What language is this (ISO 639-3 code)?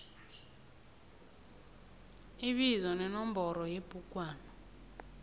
nbl